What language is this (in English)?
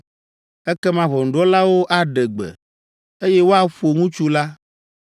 Ewe